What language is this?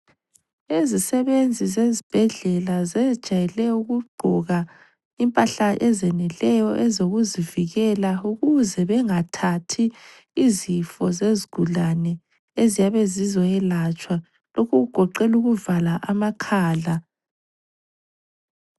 North Ndebele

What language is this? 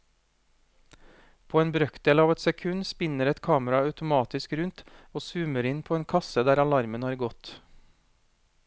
Norwegian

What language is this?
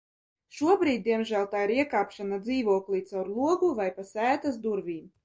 Latvian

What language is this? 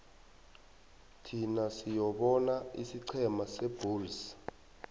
South Ndebele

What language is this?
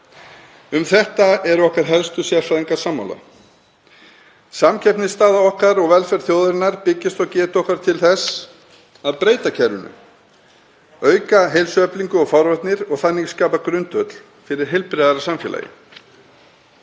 Icelandic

